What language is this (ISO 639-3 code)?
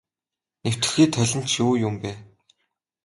mon